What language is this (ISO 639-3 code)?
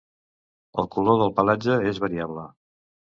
cat